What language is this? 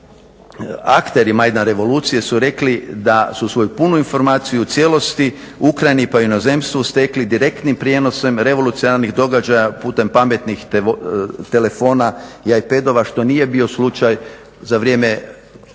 Croatian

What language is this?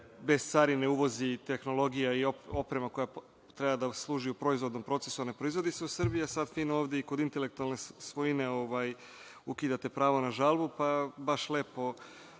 Serbian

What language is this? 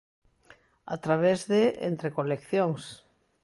Galician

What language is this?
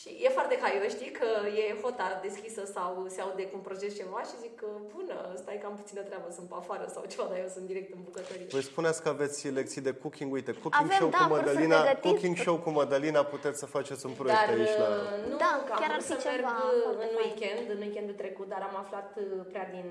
Romanian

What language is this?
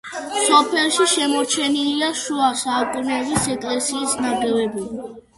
Georgian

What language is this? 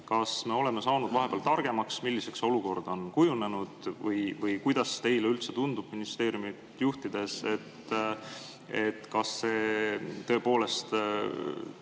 Estonian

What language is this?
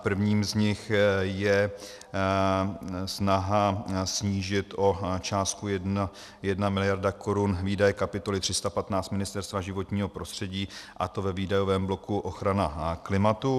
Czech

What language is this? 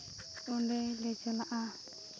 Santali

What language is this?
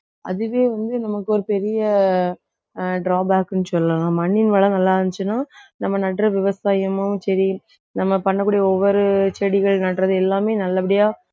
Tamil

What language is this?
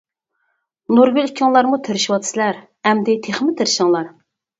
Uyghur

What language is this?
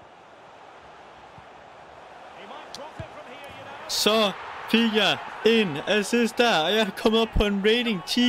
Danish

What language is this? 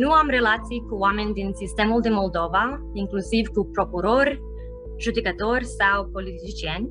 Romanian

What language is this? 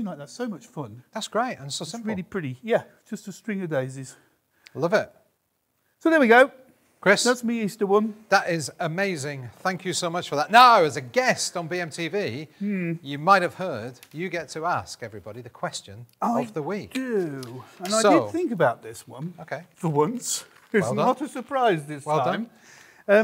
English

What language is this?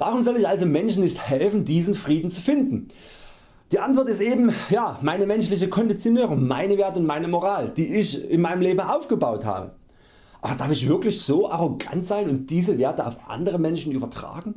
German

